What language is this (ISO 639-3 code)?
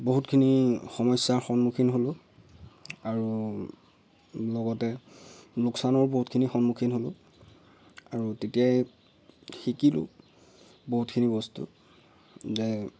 asm